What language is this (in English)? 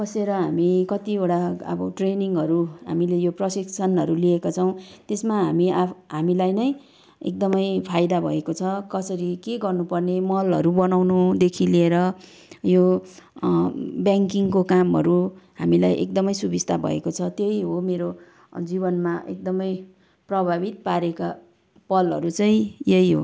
Nepali